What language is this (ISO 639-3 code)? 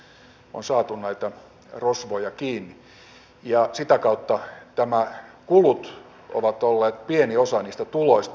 fin